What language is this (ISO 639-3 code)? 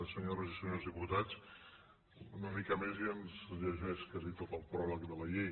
cat